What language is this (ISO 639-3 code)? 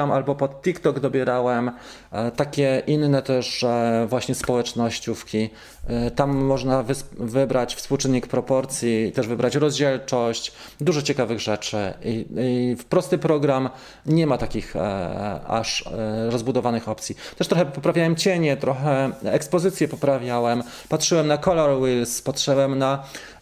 pol